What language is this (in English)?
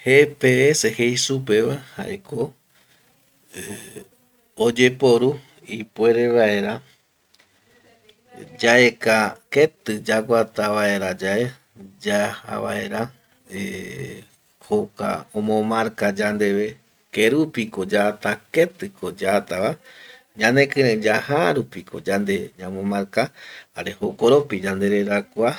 Eastern Bolivian Guaraní